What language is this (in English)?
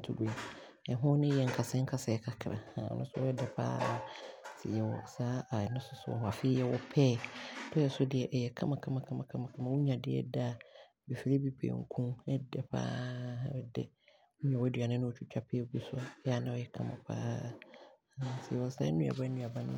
Abron